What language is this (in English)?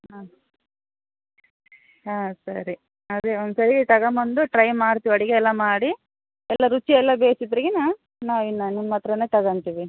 Kannada